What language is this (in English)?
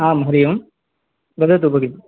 Sanskrit